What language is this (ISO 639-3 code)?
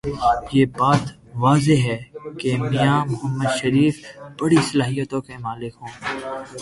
urd